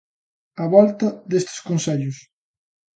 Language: Galician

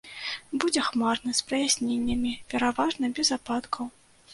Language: Belarusian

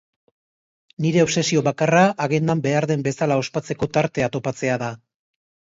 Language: Basque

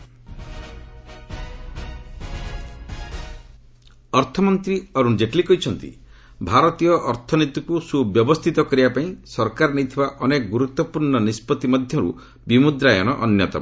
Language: Odia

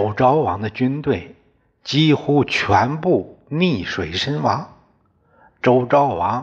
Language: Chinese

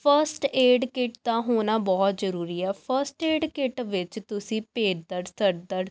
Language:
Punjabi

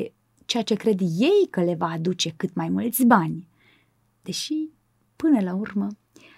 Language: Romanian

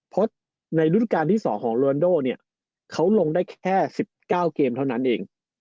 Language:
Thai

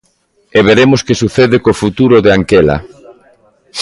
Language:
Galician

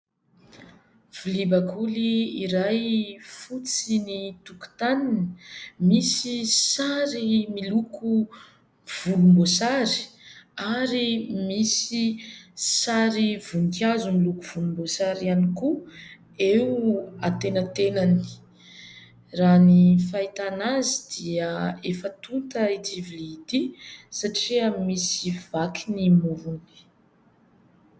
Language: Malagasy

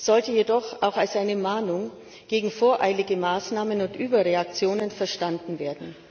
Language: German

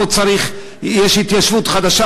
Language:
Hebrew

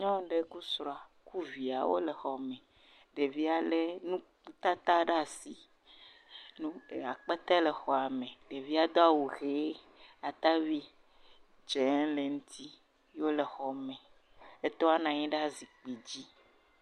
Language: Ewe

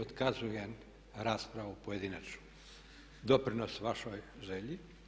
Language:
Croatian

